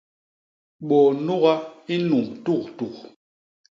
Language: Basaa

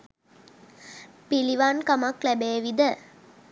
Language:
Sinhala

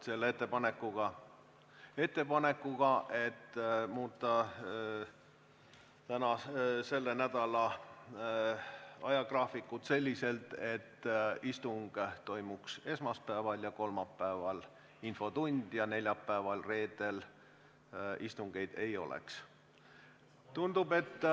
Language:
Estonian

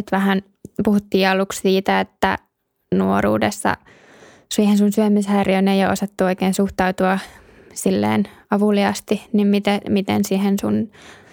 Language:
Finnish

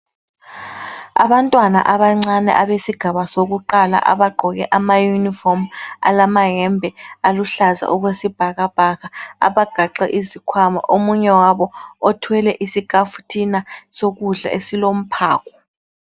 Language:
North Ndebele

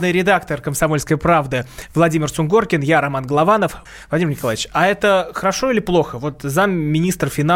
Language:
Russian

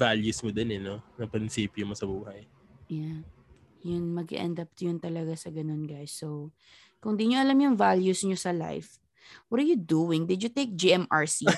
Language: Filipino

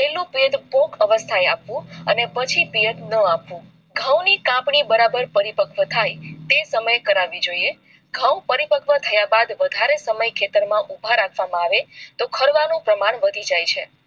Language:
Gujarati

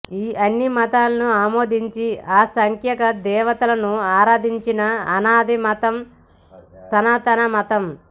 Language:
Telugu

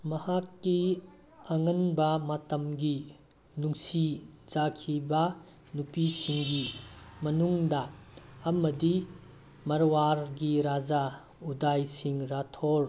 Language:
Manipuri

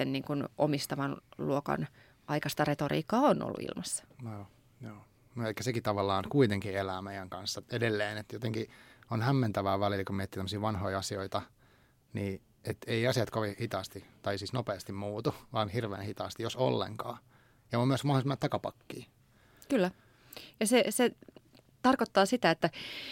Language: Finnish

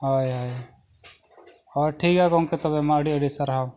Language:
Santali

